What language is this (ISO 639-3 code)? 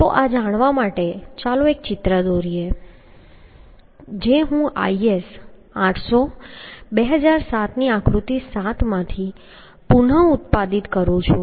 guj